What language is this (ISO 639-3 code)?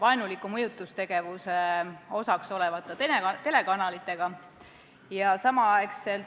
est